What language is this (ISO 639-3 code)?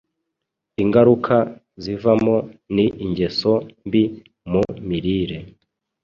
kin